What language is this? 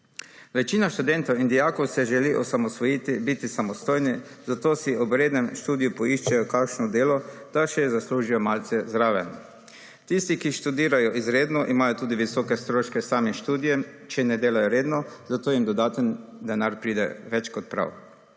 Slovenian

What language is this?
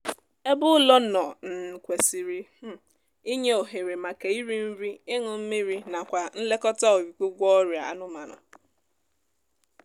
Igbo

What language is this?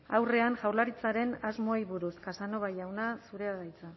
Basque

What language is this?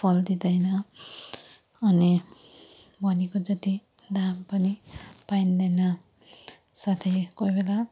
Nepali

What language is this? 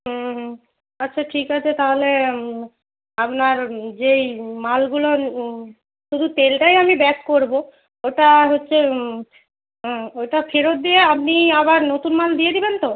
Bangla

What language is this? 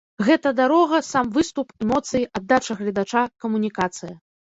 Belarusian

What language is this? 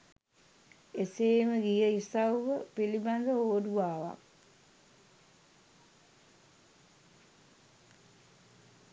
Sinhala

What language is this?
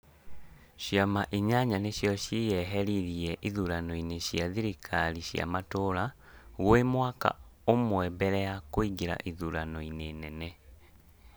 Kikuyu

